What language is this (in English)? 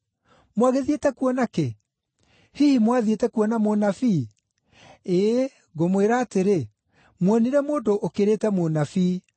Kikuyu